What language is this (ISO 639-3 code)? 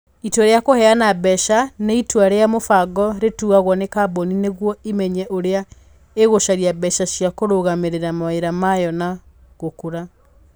kik